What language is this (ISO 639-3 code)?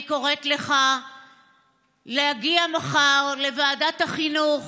heb